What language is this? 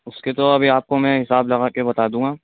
Urdu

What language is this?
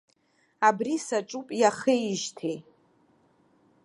Abkhazian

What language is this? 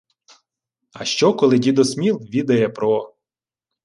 Ukrainian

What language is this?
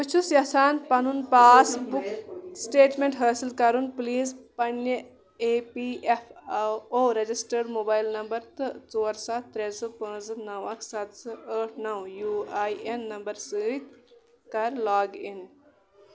Kashmiri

